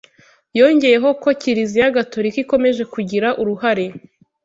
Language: Kinyarwanda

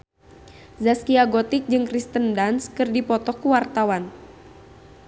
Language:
Sundanese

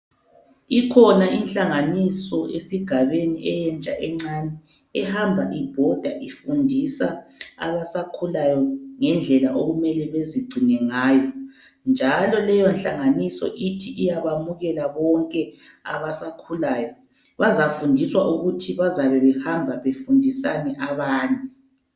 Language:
North Ndebele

